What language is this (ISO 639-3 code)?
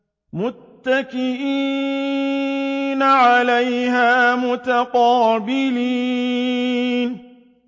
ara